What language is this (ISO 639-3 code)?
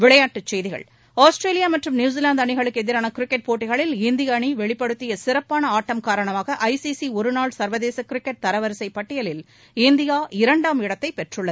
tam